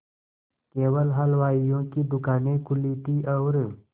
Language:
Hindi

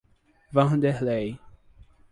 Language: Portuguese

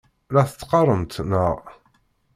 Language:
Kabyle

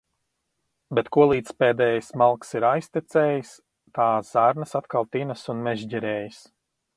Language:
Latvian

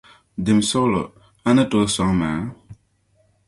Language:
Dagbani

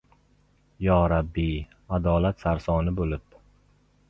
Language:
Uzbek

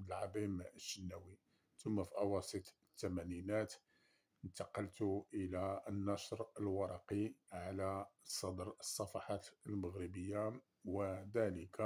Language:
Arabic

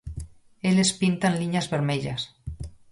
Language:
Galician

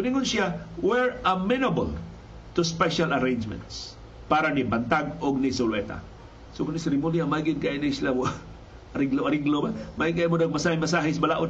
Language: Filipino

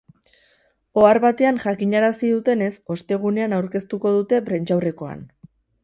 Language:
Basque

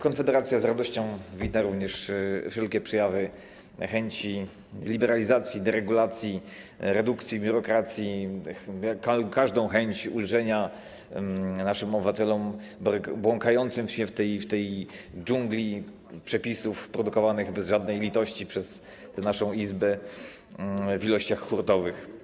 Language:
Polish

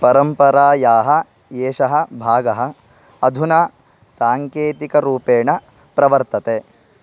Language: Sanskrit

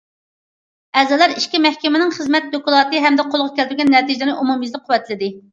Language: Uyghur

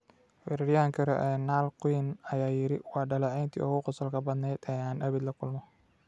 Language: Somali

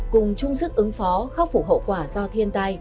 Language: Vietnamese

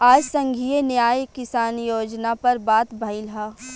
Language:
Bhojpuri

